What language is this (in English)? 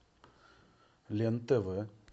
Russian